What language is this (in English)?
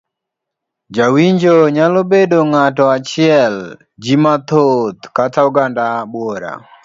Luo (Kenya and Tanzania)